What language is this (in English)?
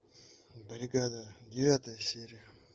Russian